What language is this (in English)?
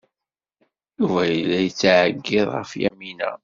Kabyle